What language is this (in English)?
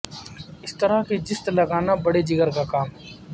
Urdu